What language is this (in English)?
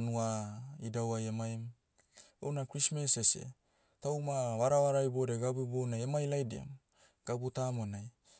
Motu